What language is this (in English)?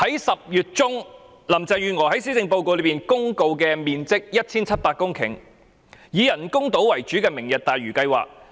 Cantonese